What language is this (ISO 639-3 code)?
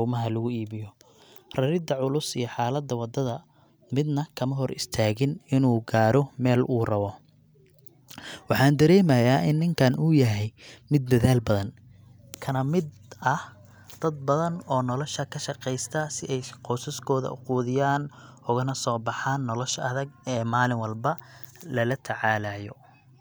som